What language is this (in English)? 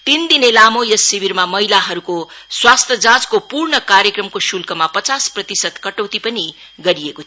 Nepali